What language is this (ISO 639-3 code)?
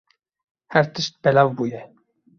kur